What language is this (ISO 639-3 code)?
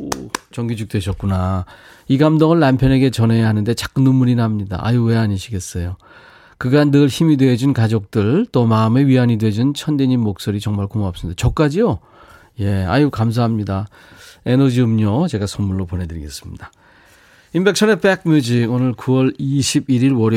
kor